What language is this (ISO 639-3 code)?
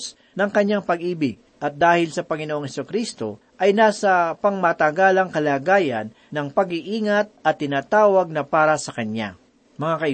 fil